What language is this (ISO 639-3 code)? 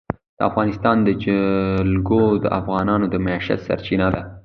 pus